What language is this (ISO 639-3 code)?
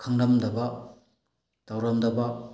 mni